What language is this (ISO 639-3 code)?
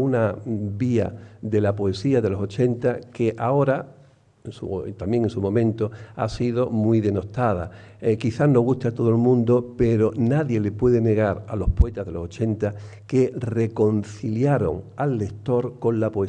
spa